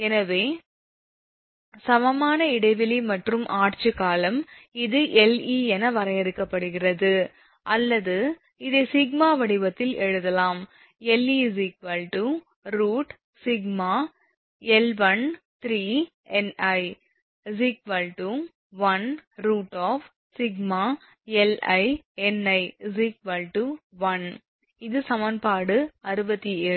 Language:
Tamil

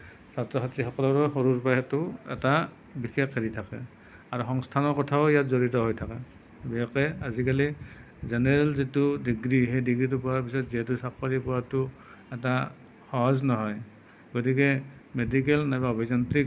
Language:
Assamese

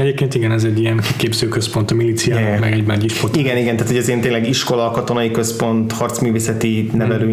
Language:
Hungarian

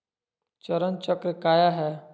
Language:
Magahi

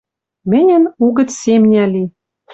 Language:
Western Mari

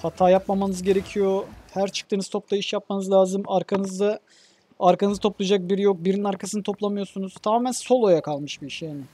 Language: Turkish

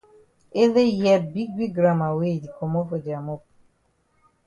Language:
Cameroon Pidgin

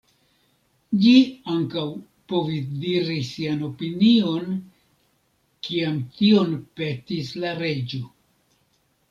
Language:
Esperanto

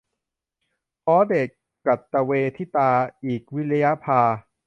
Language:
Thai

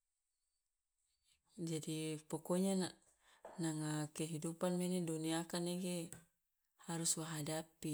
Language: Loloda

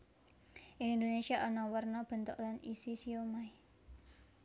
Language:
Javanese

